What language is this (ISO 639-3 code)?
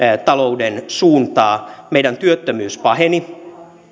fin